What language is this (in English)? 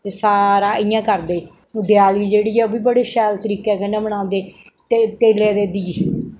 Dogri